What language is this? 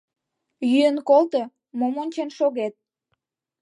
Mari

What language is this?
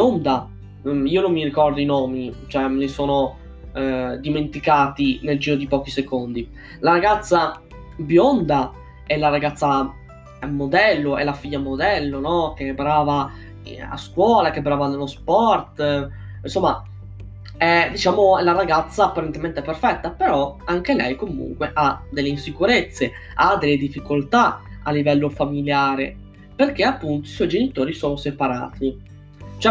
Italian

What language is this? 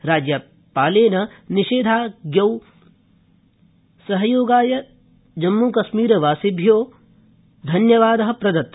Sanskrit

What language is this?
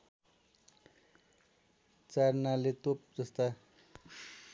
Nepali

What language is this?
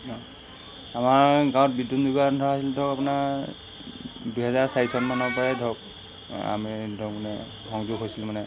Assamese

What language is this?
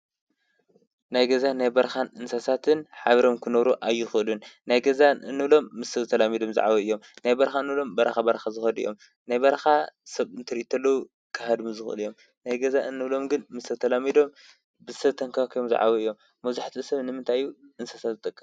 Tigrinya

